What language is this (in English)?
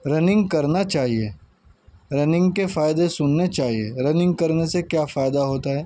Urdu